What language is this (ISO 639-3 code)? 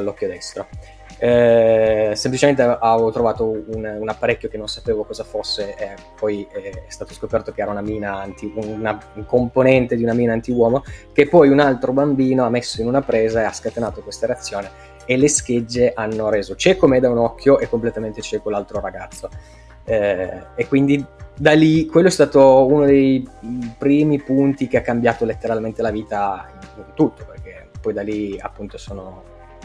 ita